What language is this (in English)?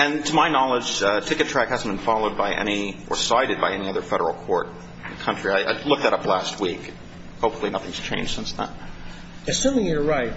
English